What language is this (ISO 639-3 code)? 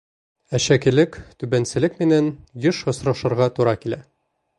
bak